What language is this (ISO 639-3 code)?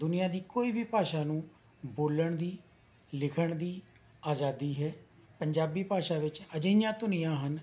pan